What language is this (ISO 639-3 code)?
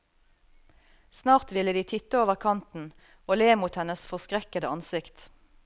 nor